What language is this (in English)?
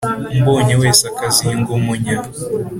Kinyarwanda